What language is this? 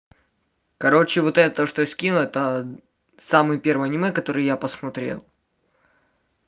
Russian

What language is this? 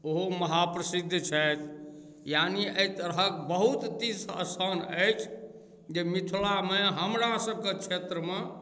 Maithili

